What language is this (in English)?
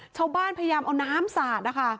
Thai